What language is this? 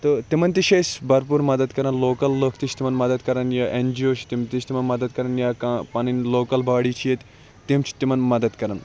Kashmiri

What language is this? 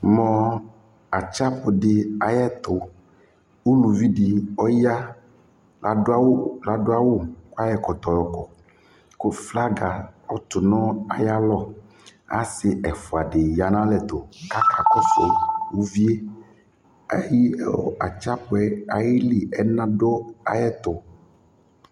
Ikposo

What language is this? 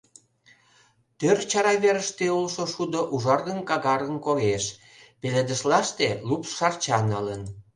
Mari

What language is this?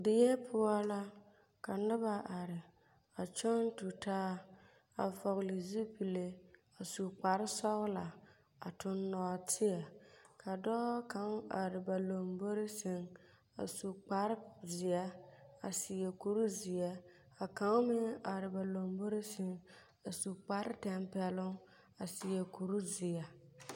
Southern Dagaare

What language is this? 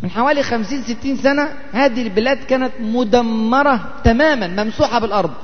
Arabic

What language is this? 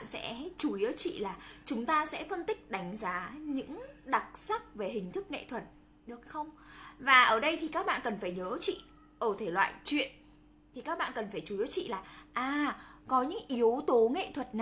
Vietnamese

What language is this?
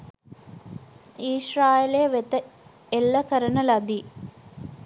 Sinhala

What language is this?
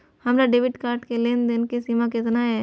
Maithili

